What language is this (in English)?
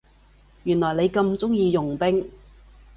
Cantonese